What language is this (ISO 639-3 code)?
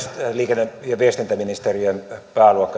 fin